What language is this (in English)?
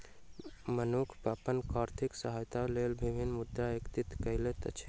Maithili